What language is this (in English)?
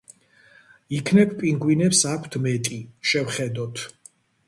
Georgian